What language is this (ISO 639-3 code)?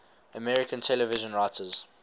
eng